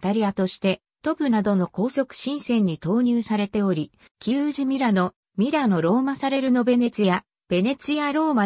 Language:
Japanese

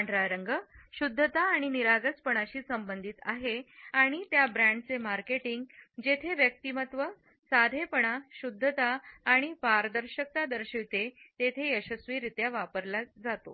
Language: Marathi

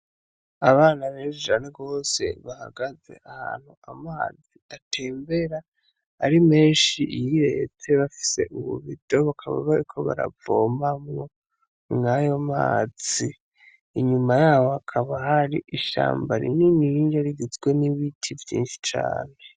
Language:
Rundi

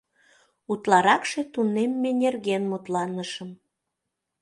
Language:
Mari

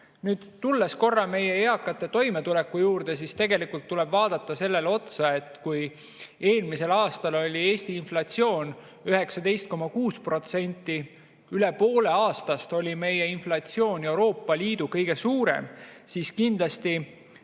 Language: Estonian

